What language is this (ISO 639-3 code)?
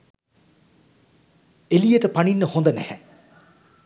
sin